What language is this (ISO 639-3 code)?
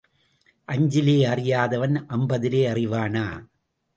tam